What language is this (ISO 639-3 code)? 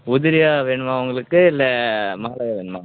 tam